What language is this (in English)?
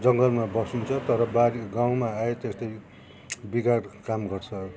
Nepali